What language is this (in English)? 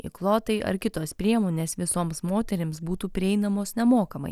Lithuanian